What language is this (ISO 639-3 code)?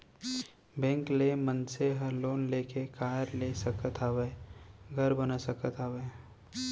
hne